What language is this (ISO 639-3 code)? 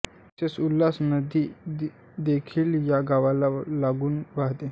mar